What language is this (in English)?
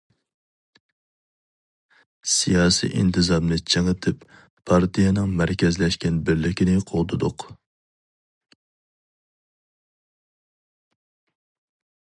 Uyghur